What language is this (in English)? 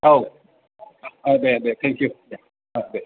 Bodo